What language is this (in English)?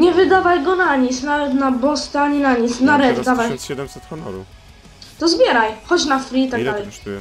Polish